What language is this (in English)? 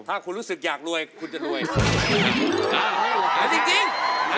Thai